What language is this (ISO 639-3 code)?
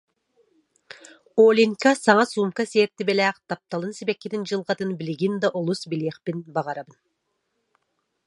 sah